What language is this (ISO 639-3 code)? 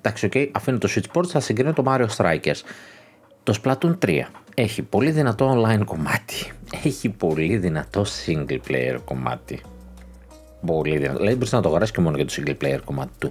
ell